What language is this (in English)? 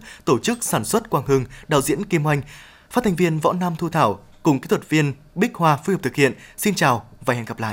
Vietnamese